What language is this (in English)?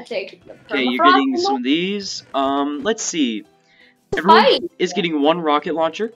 English